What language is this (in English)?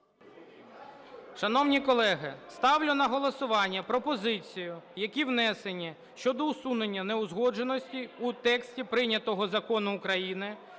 Ukrainian